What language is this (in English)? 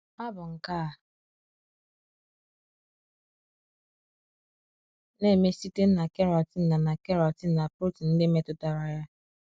Igbo